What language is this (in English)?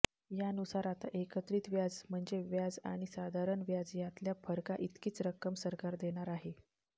Marathi